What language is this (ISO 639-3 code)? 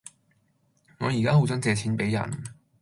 yue